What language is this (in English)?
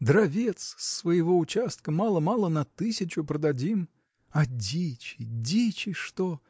Russian